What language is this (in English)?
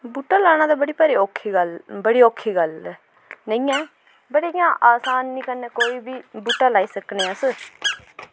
Dogri